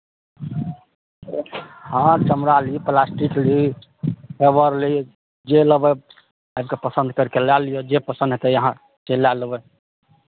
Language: Maithili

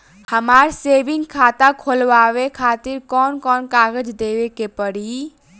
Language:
Bhojpuri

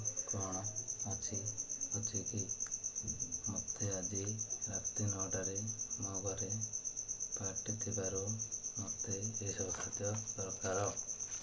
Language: Odia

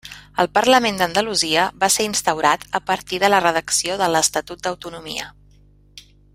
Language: Catalan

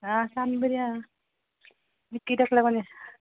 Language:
Konkani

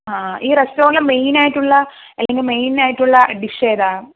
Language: Malayalam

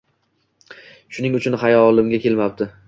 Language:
Uzbek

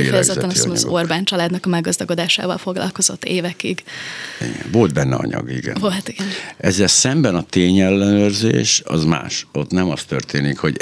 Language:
Hungarian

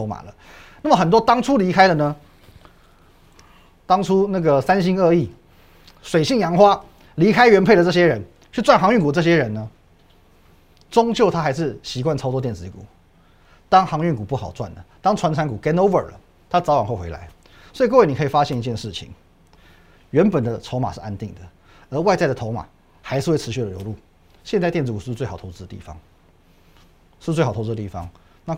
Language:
Chinese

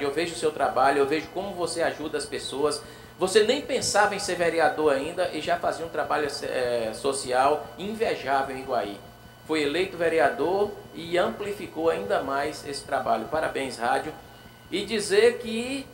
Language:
Portuguese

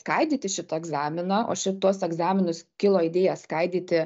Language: Lithuanian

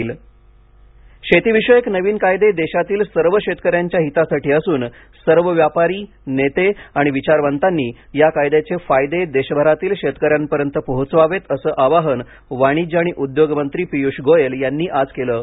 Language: Marathi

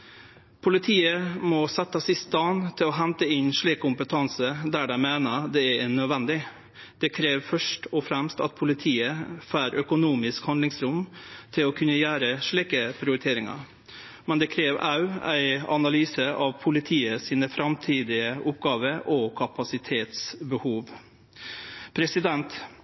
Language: Norwegian Nynorsk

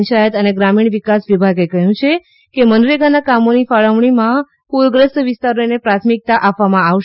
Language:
Gujarati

